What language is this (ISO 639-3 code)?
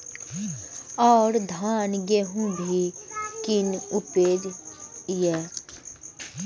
mai